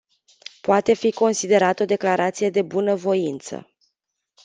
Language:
Romanian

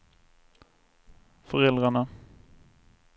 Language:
Swedish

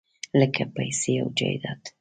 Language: Pashto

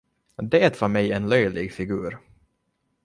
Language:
Swedish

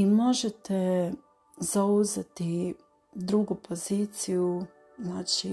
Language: Croatian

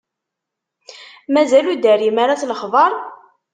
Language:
Kabyle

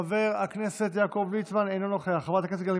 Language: Hebrew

